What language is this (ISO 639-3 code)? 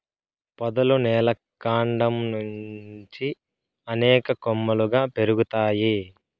tel